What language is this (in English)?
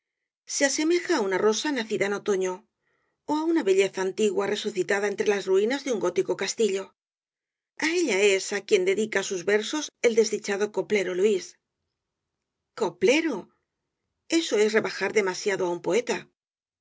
Spanish